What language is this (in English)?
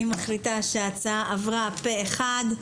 Hebrew